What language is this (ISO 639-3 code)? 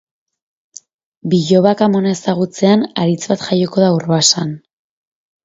eus